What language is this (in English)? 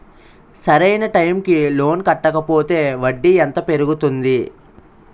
Telugu